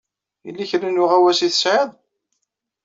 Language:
Kabyle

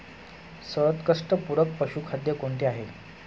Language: Marathi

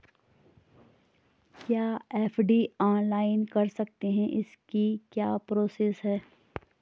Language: Hindi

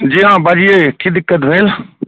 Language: Maithili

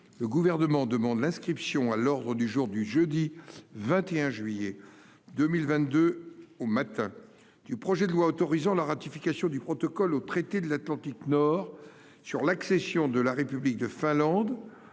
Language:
French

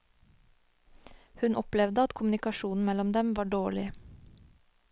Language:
Norwegian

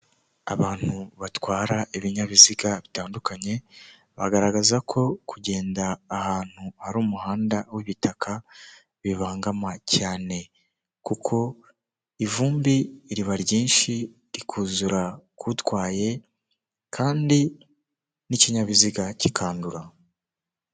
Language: Kinyarwanda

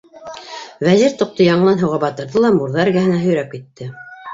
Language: Bashkir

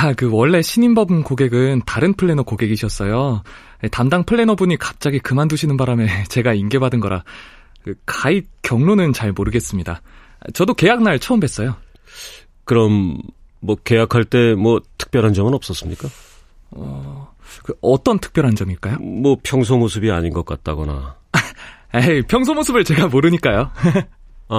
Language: Korean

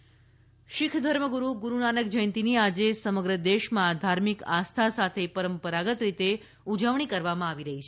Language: Gujarati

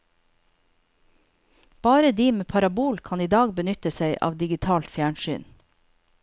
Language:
Norwegian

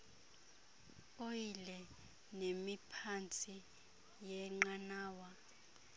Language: Xhosa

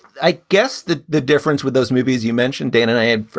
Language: English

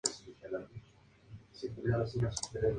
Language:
Spanish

